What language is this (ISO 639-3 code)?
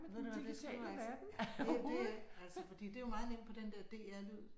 dan